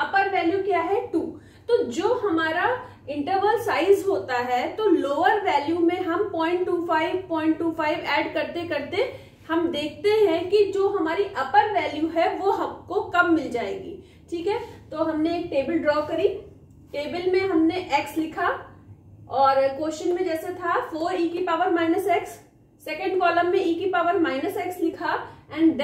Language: Hindi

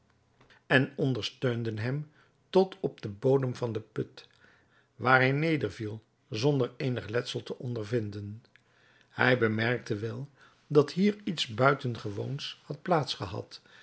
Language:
Dutch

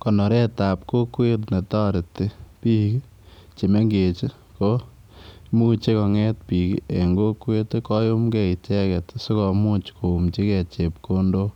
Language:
Kalenjin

